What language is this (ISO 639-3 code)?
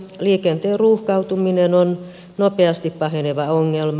fin